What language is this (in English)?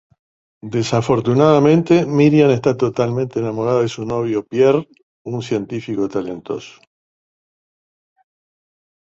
Spanish